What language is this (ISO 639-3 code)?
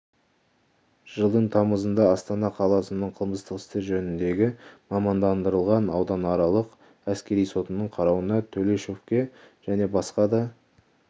kaz